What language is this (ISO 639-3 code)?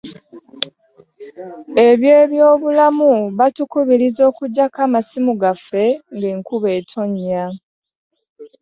lug